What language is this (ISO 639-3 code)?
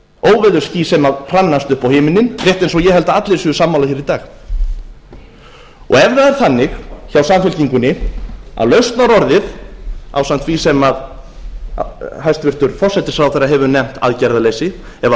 isl